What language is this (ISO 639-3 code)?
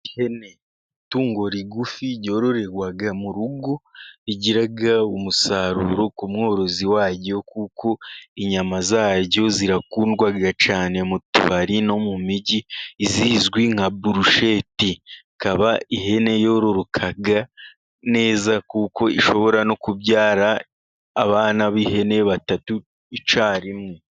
kin